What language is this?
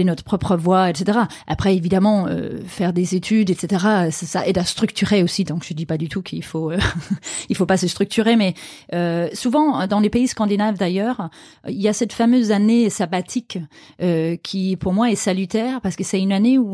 French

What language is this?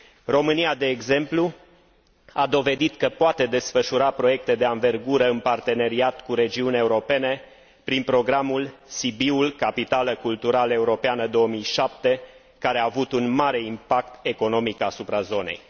Romanian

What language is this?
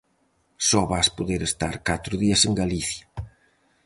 Galician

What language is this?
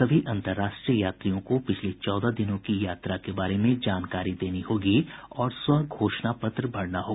Hindi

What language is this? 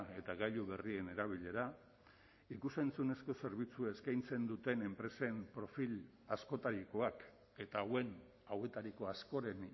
Basque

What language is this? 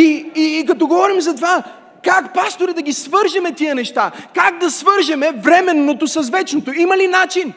Bulgarian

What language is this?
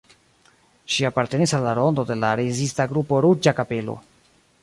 Esperanto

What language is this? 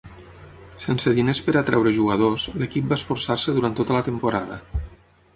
Catalan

